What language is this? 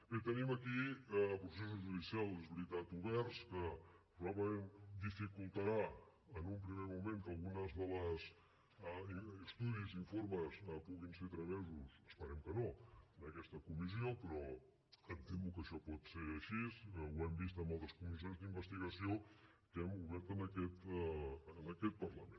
Catalan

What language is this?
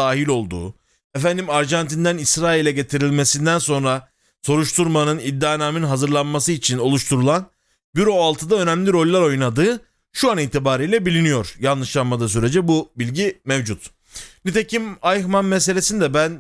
Turkish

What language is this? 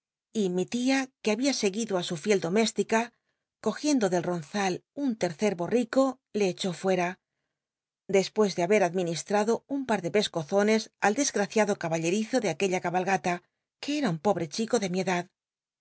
Spanish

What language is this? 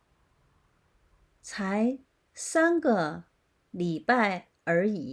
Chinese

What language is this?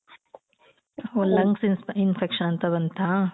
Kannada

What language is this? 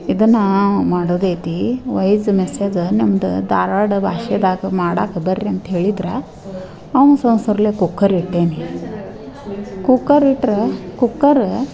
Kannada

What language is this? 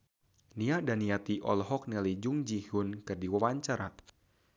Sundanese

